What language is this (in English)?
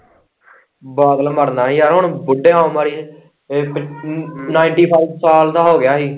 Punjabi